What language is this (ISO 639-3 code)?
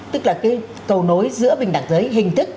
vie